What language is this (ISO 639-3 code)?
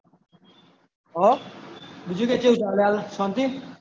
guj